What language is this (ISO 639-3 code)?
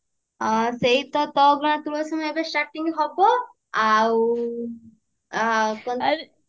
ori